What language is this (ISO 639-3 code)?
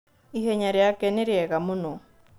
kik